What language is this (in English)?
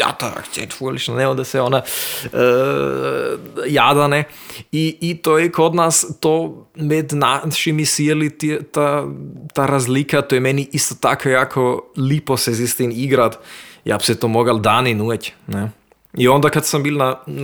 Croatian